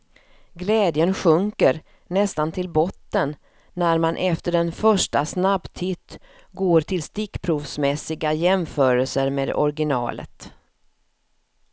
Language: Swedish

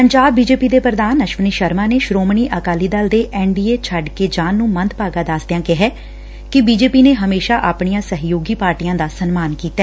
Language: Punjabi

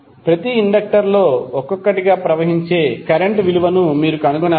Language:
Telugu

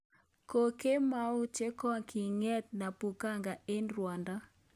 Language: Kalenjin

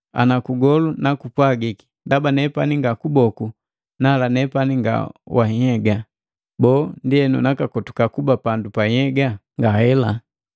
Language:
Matengo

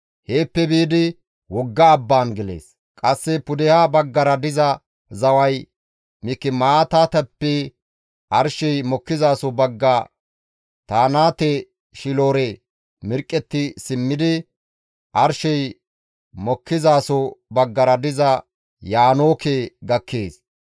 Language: Gamo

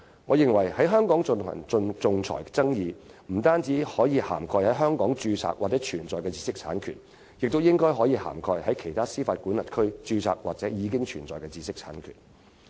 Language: Cantonese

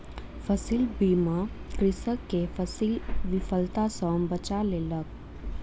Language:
Maithili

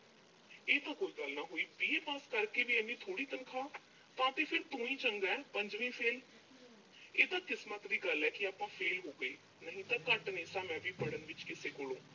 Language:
Punjabi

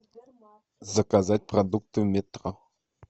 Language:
Russian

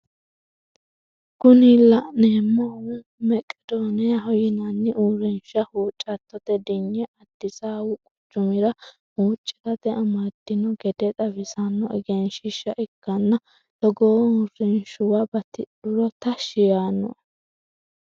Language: Sidamo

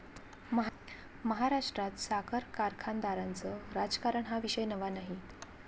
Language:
Marathi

